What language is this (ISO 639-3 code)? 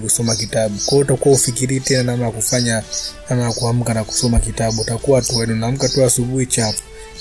swa